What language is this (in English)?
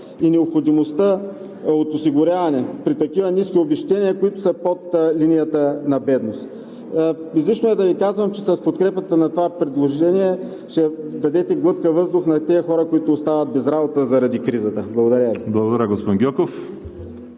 Bulgarian